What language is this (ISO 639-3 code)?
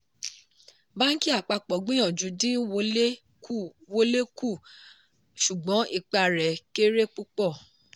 yor